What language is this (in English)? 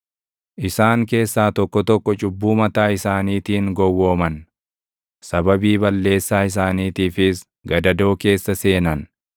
Oromo